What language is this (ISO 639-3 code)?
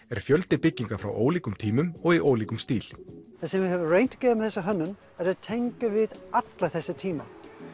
isl